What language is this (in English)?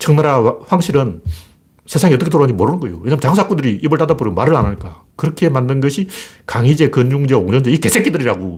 Korean